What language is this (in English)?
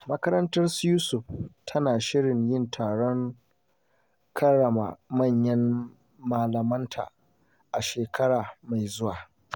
Hausa